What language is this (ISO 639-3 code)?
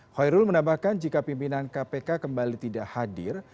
ind